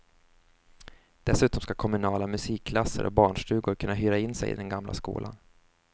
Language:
Swedish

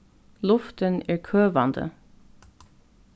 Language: Faroese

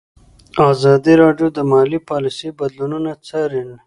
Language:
Pashto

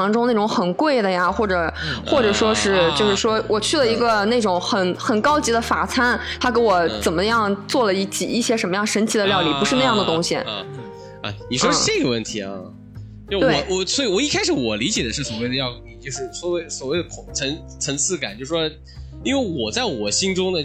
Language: Chinese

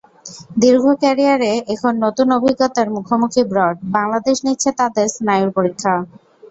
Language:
Bangla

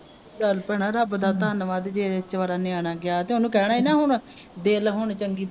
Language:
Punjabi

